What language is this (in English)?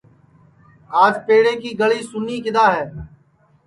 Sansi